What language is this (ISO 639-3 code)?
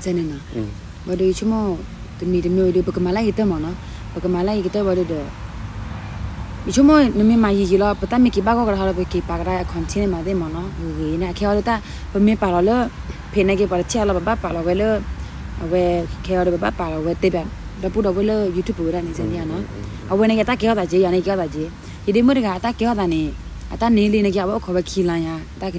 tha